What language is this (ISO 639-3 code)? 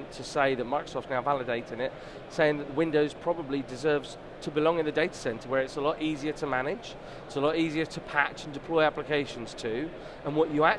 eng